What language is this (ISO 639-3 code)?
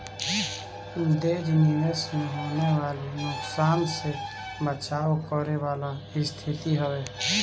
bho